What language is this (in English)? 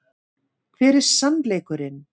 Icelandic